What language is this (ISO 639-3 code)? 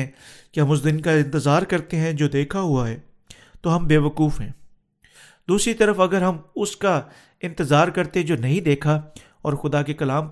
urd